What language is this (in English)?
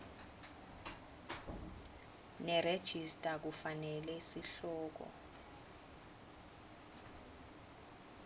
Swati